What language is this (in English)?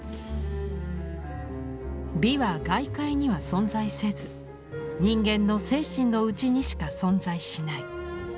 Japanese